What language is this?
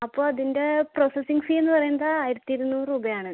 Malayalam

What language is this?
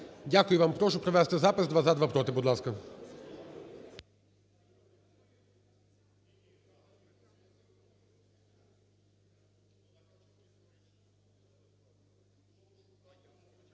Ukrainian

